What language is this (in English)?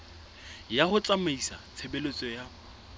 Southern Sotho